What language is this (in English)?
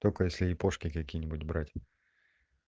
Russian